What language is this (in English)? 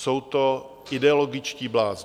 Czech